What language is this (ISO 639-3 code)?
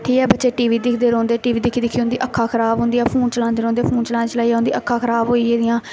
doi